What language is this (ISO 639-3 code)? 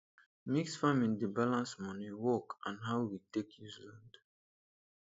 pcm